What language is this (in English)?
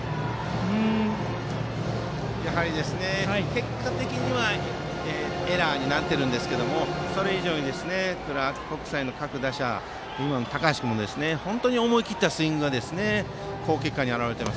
Japanese